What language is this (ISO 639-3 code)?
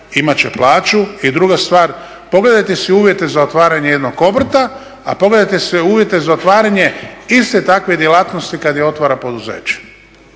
hrv